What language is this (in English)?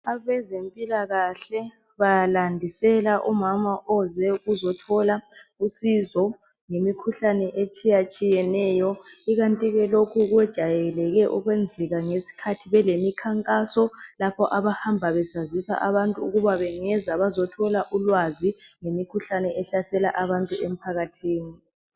North Ndebele